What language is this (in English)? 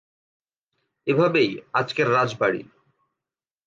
Bangla